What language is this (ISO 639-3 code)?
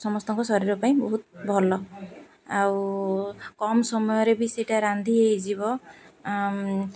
ori